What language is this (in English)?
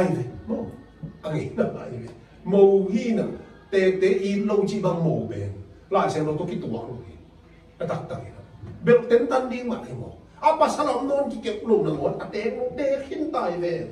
Thai